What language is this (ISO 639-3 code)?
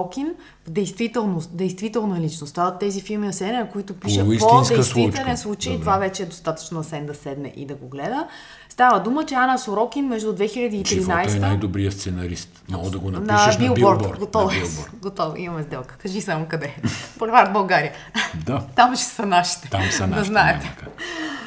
bul